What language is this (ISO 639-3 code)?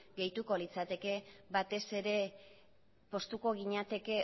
eus